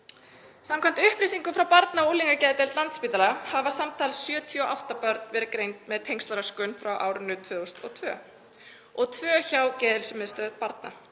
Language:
Icelandic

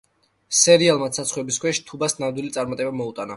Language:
Georgian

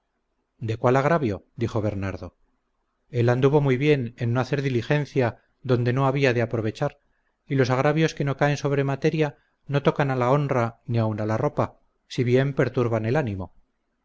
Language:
Spanish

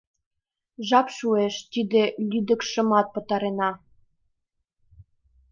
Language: Mari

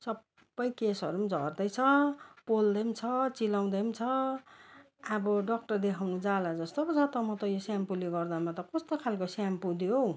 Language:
Nepali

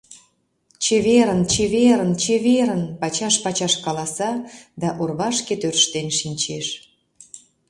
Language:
Mari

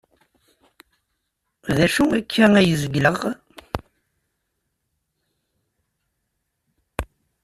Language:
Kabyle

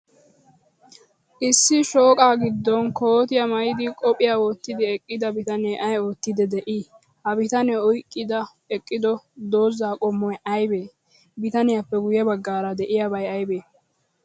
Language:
Wolaytta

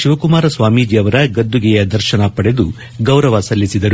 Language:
Kannada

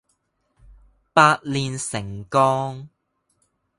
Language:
Cantonese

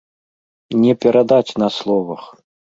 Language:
Belarusian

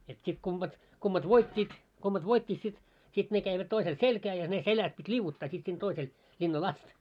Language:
Finnish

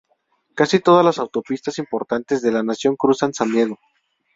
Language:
Spanish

